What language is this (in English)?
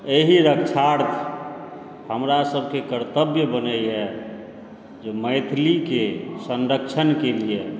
Maithili